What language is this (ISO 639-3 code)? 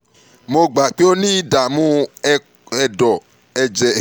yor